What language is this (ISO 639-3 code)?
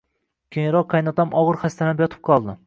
uzb